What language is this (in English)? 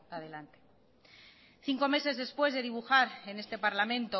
Spanish